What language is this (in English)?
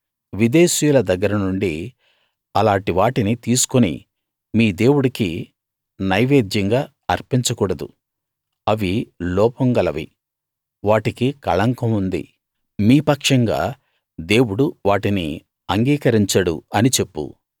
Telugu